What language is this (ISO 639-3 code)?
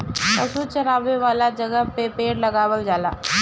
bho